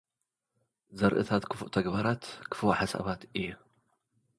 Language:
Tigrinya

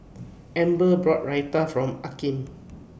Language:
English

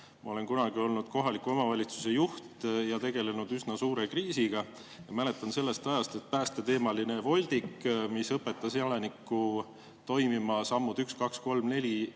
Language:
Estonian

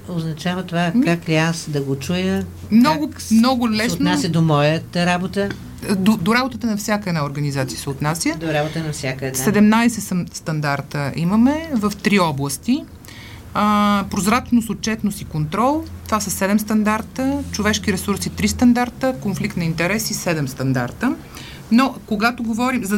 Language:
Bulgarian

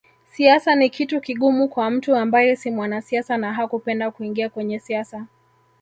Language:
Swahili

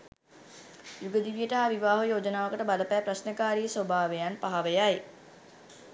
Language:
Sinhala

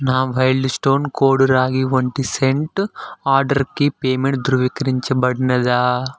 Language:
Telugu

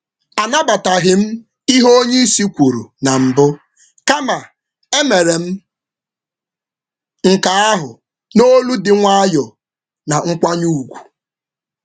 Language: Igbo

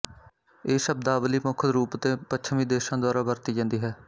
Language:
Punjabi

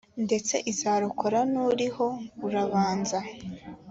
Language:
Kinyarwanda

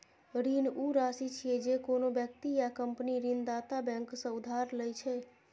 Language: Maithili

